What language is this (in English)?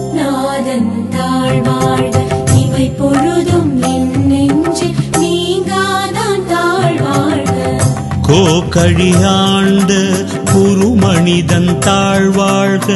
Tamil